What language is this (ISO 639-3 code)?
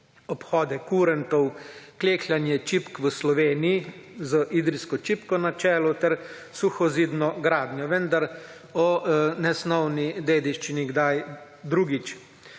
slv